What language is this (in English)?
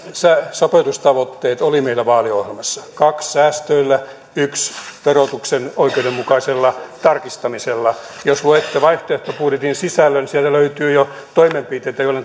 Finnish